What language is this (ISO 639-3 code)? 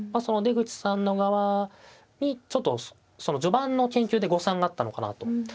jpn